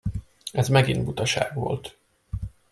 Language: Hungarian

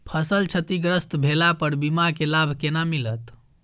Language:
Maithili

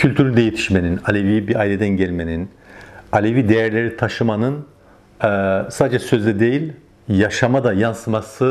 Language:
Turkish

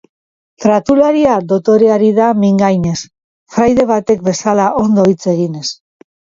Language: Basque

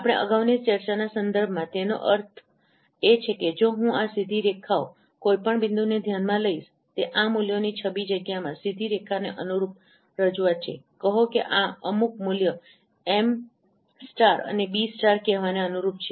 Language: Gujarati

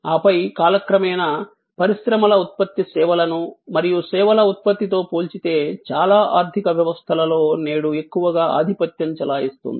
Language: Telugu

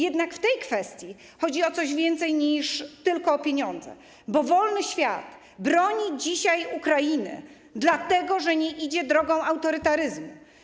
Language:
Polish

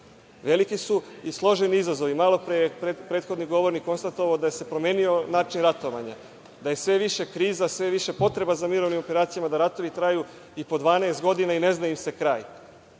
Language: Serbian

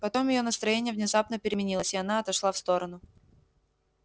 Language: Russian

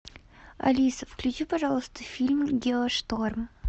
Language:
Russian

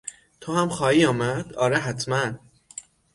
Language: Persian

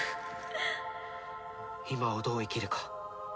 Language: Japanese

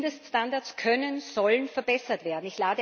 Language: German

